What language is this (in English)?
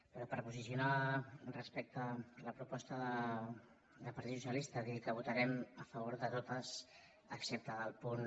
Catalan